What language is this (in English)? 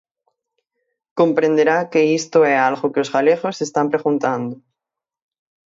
Galician